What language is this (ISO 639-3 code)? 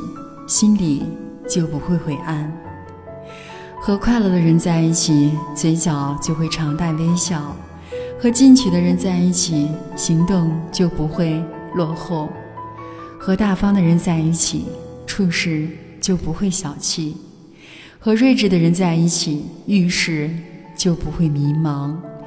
zho